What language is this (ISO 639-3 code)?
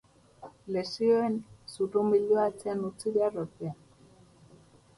eus